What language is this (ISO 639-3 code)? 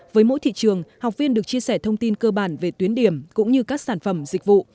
vie